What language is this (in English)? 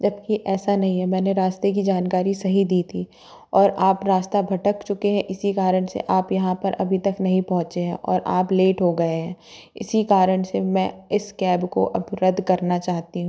Hindi